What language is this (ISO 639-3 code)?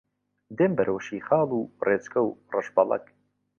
ckb